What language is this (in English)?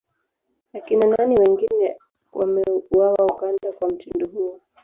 Swahili